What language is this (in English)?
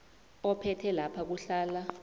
South Ndebele